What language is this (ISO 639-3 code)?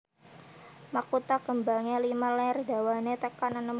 jav